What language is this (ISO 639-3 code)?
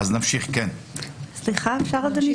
heb